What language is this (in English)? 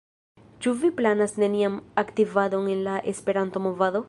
Esperanto